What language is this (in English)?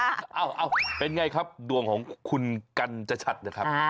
Thai